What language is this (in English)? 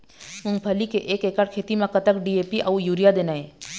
Chhattisgarhi